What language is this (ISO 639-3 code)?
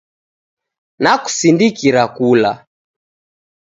dav